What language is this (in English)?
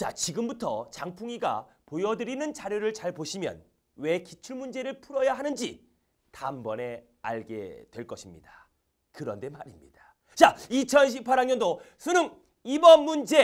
Korean